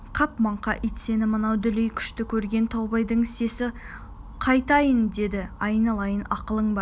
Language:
Kazakh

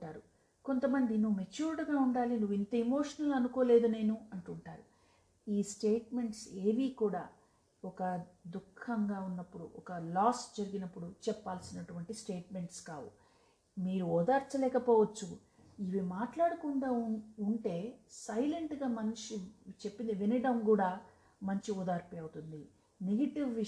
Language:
Telugu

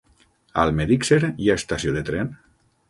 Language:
Catalan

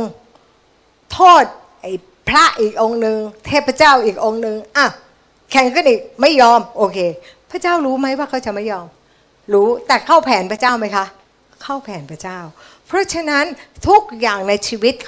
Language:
Thai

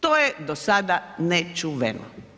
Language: Croatian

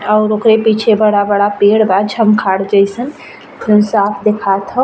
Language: Bhojpuri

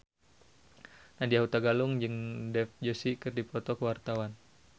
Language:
Sundanese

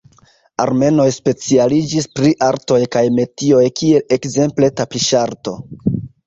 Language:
Esperanto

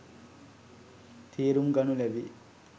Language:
Sinhala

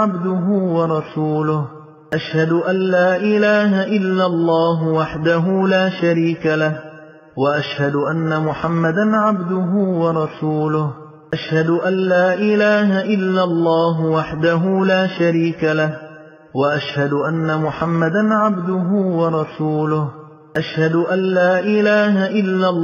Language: Arabic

